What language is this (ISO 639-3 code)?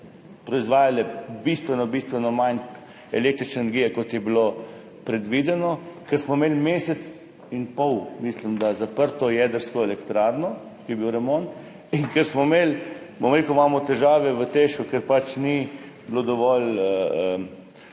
slv